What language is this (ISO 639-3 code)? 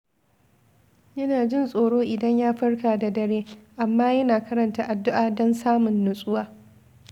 hau